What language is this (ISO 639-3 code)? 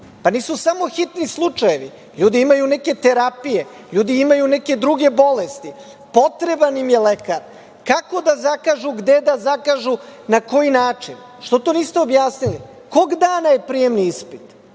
srp